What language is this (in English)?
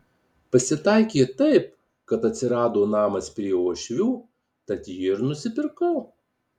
Lithuanian